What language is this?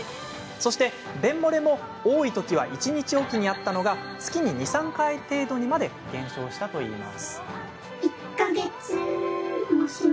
Japanese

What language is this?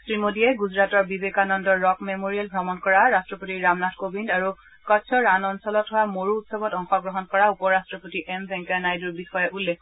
Assamese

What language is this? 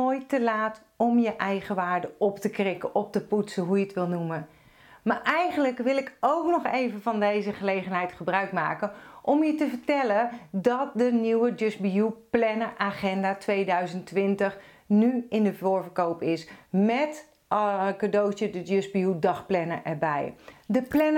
Dutch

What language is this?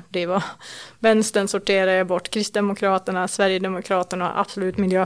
Swedish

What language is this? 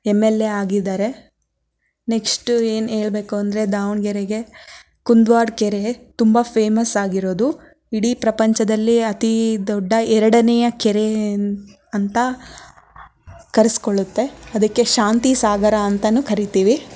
Kannada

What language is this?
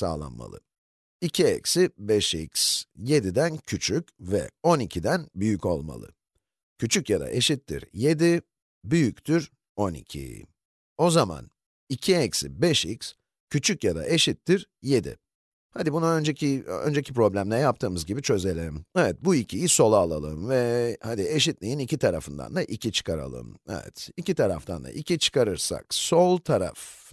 Turkish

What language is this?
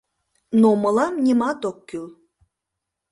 Mari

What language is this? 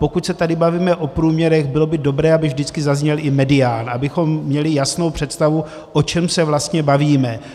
Czech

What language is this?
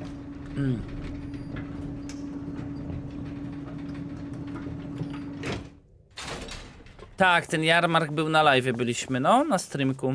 Polish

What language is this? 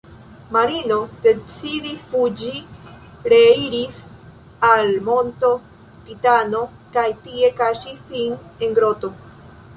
Esperanto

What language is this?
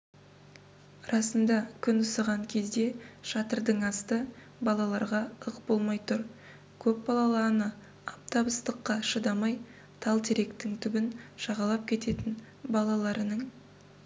Kazakh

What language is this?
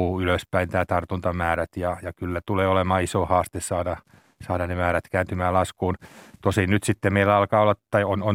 Finnish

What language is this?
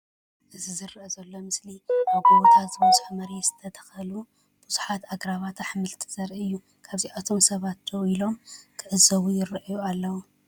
Tigrinya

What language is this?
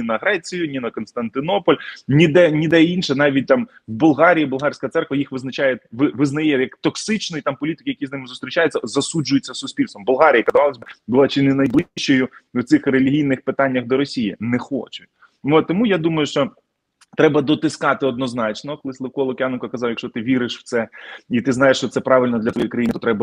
Ukrainian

